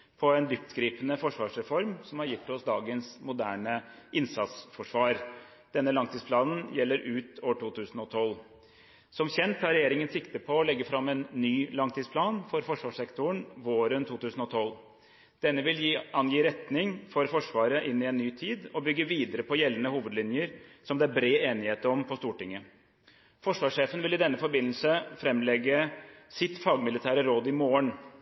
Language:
Norwegian Bokmål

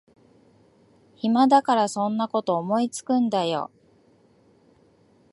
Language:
Japanese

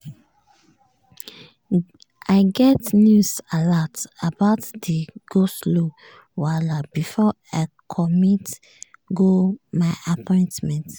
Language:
Nigerian Pidgin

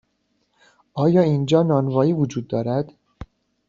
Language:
Persian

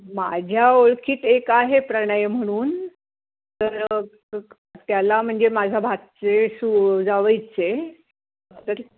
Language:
Marathi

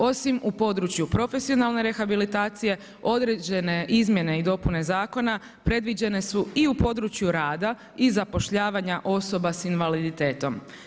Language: Croatian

